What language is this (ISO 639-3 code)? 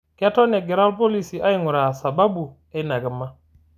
mas